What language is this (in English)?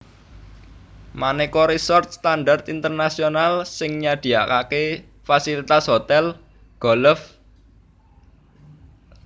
Javanese